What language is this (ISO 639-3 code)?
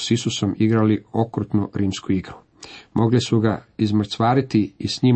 hrv